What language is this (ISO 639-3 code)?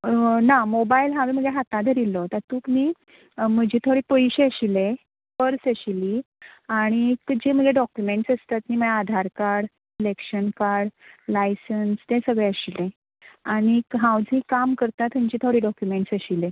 kok